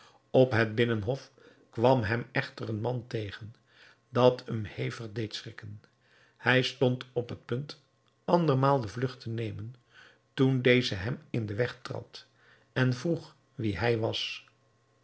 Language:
Dutch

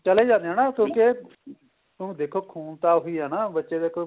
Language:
Punjabi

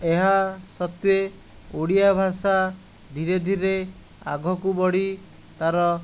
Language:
Odia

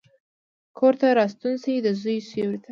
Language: Pashto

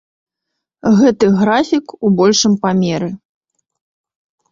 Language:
Belarusian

